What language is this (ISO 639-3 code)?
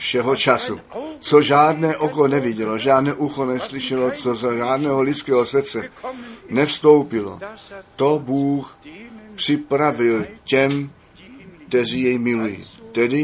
ces